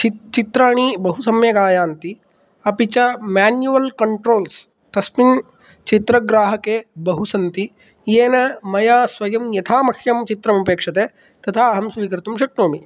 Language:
Sanskrit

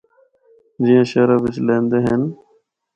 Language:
Northern Hindko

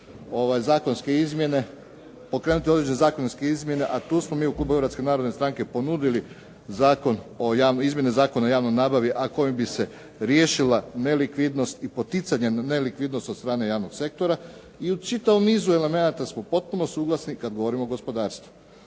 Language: Croatian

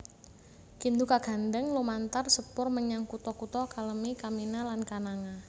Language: Javanese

